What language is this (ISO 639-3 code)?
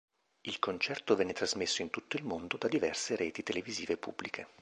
ita